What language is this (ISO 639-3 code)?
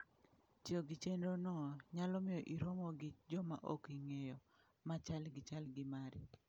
luo